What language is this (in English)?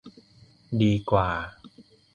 Thai